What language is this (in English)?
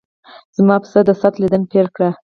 Pashto